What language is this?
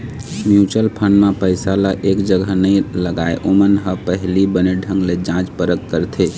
Chhattisgarhi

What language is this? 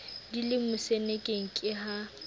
Southern Sotho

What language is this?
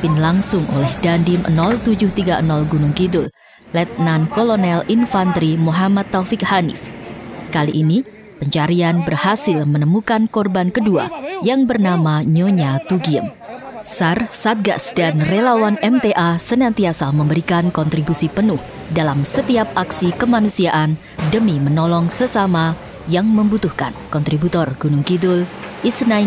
Indonesian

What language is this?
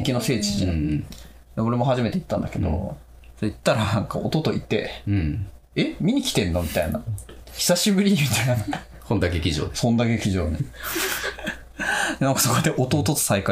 Japanese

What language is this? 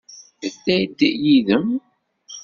Kabyle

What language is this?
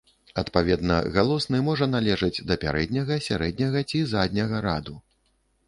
Belarusian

